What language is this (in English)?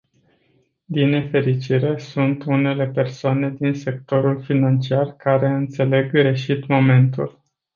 Romanian